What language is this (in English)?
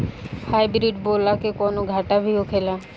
Bhojpuri